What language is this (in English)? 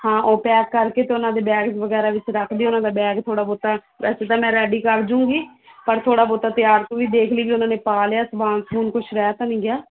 Punjabi